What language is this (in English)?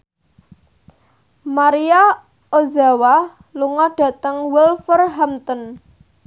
Javanese